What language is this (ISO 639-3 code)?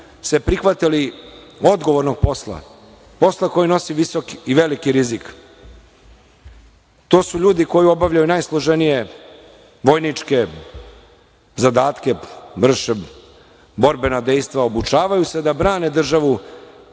srp